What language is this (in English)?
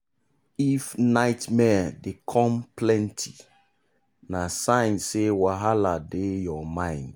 Nigerian Pidgin